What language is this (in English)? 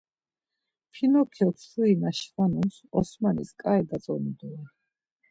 Laz